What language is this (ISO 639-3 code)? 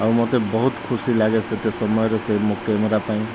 ori